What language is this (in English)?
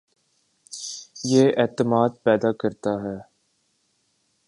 Urdu